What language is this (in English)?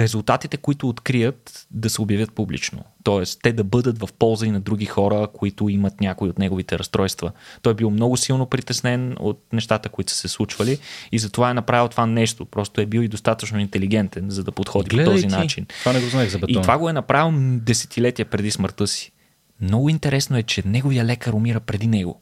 Bulgarian